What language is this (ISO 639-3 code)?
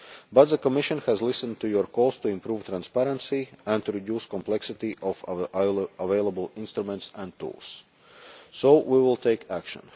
eng